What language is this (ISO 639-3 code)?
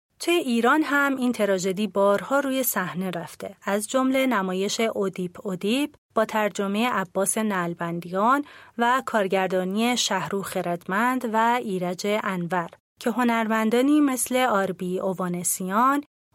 fas